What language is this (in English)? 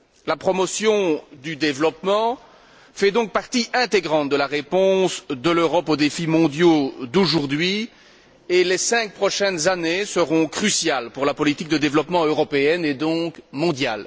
French